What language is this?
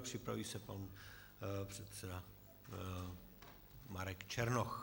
Czech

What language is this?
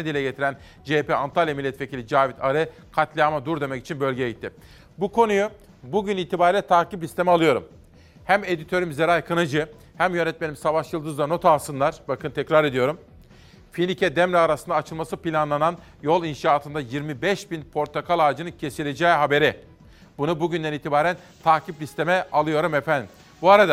Turkish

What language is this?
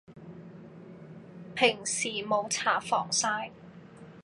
Cantonese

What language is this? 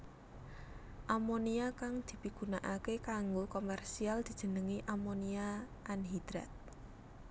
Javanese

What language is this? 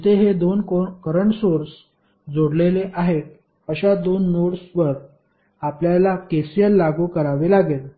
Marathi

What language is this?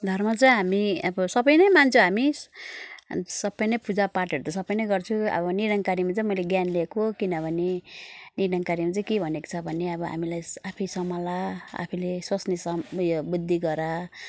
Nepali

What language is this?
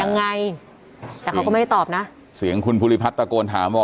Thai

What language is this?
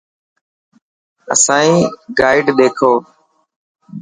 Dhatki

